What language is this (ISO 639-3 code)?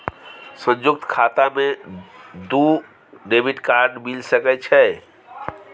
mai